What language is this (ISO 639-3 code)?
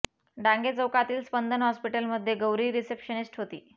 mar